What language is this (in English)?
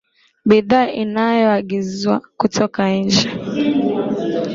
Swahili